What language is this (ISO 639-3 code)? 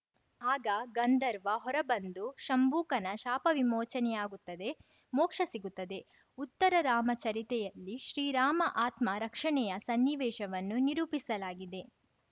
kan